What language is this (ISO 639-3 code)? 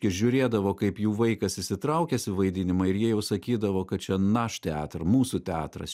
lit